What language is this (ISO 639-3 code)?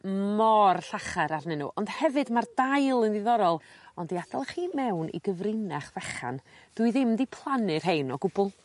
cym